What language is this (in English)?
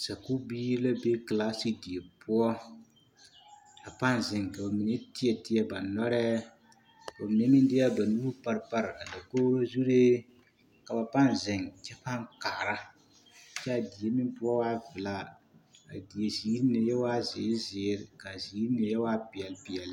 Southern Dagaare